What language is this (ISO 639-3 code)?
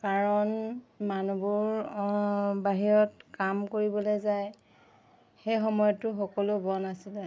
asm